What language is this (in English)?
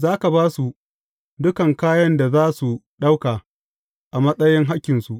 Hausa